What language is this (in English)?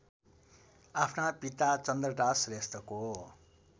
Nepali